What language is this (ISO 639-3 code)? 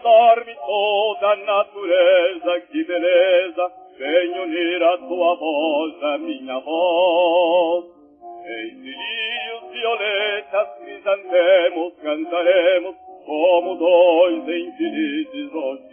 ara